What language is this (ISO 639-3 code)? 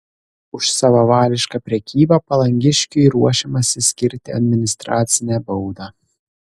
lit